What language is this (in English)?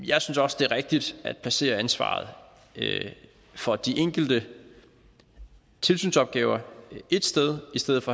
Danish